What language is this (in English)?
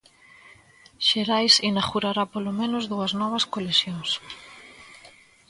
Galician